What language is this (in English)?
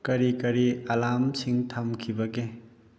Manipuri